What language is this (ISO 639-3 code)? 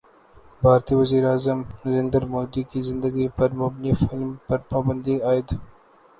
urd